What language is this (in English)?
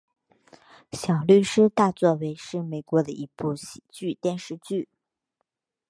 Chinese